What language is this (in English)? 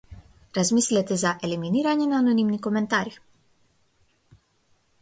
Macedonian